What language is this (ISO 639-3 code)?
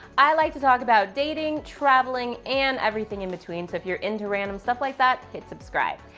eng